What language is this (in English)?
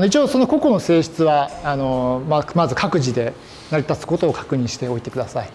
Japanese